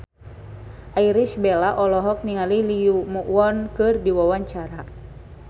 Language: Sundanese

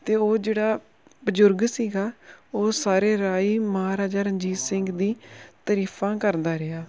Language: Punjabi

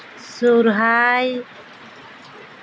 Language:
Santali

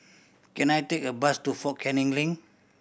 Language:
English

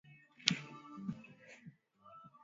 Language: Swahili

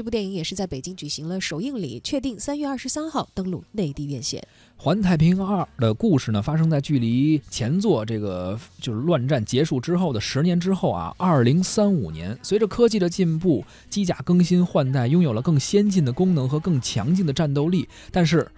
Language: Chinese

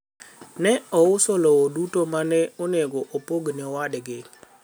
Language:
Luo (Kenya and Tanzania)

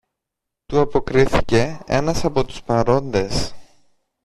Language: Greek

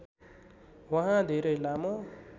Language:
Nepali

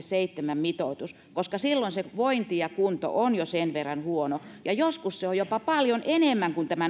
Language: Finnish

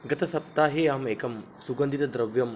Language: Sanskrit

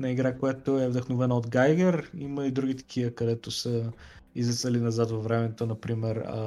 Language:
Bulgarian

